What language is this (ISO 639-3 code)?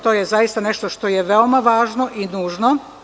srp